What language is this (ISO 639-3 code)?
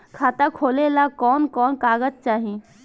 bho